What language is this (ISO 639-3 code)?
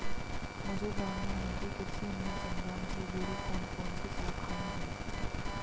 hin